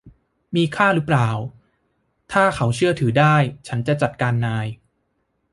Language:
Thai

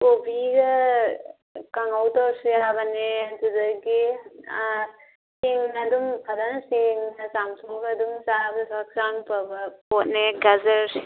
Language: Manipuri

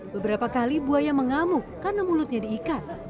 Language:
Indonesian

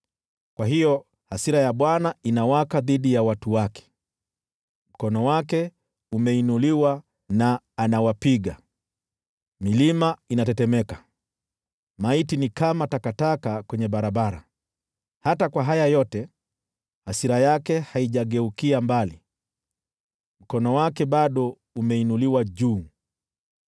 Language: Swahili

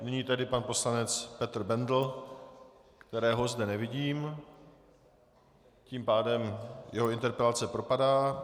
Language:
Czech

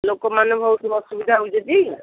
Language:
Odia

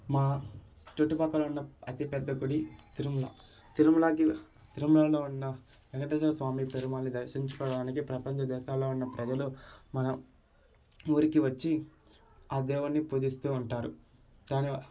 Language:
Telugu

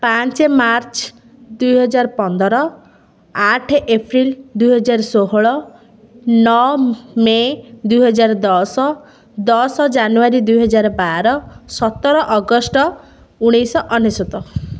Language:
Odia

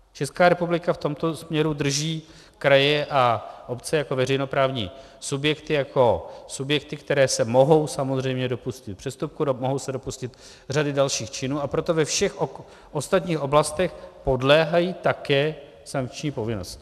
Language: Czech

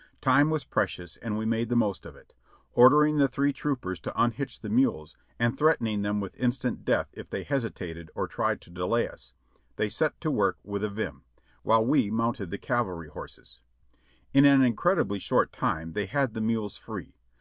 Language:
English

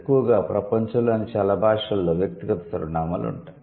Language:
Telugu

